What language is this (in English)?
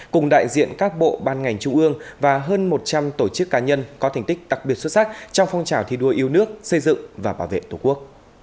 Vietnamese